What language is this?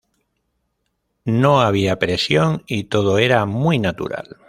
Spanish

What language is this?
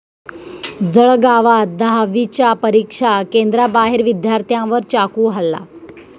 Marathi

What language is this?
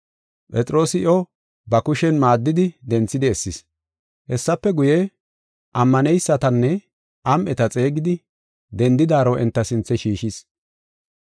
Gofa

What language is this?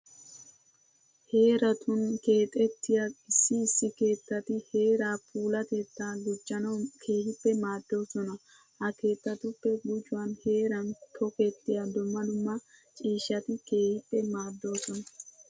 Wolaytta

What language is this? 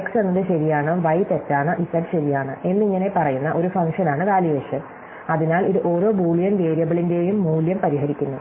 Malayalam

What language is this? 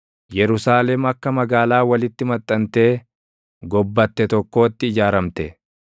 Oromo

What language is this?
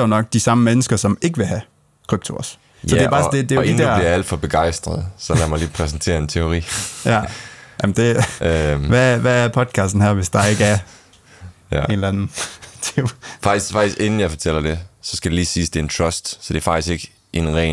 Danish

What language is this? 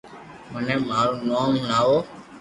Loarki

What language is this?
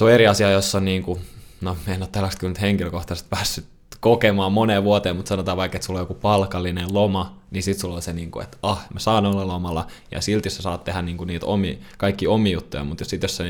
Finnish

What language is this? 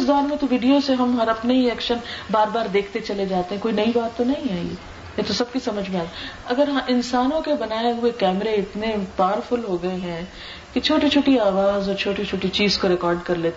Urdu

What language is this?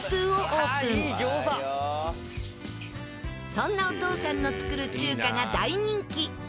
Japanese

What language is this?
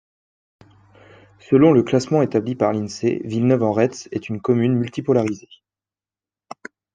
French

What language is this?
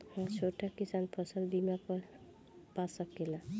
Bhojpuri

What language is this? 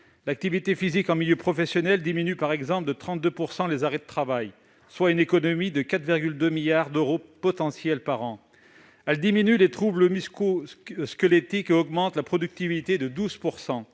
French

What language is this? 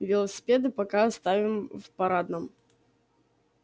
Russian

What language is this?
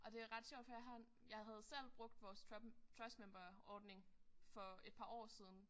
Danish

